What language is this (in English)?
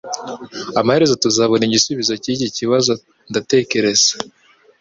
Kinyarwanda